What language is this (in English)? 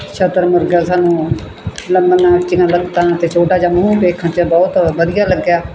Punjabi